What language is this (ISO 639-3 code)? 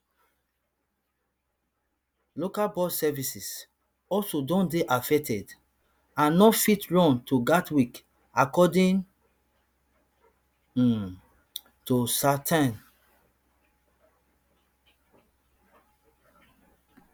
pcm